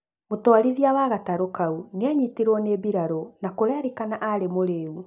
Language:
Kikuyu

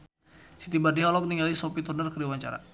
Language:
Sundanese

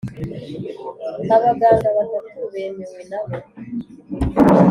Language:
Kinyarwanda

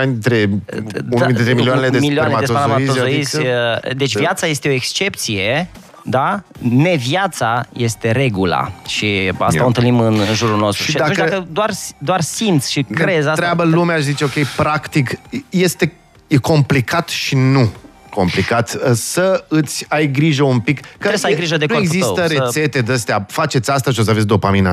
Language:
Romanian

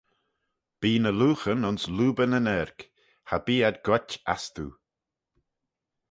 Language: Manx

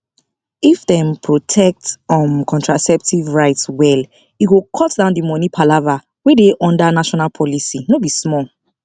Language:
Nigerian Pidgin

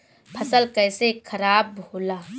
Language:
Bhojpuri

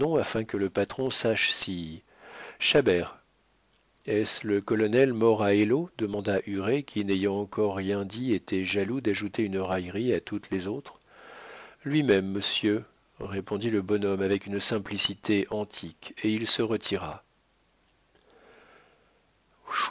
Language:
French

